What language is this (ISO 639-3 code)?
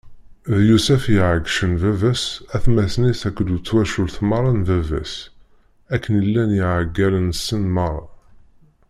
kab